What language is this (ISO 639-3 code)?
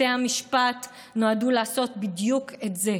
heb